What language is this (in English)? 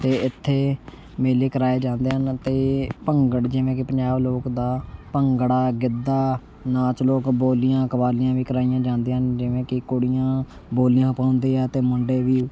Punjabi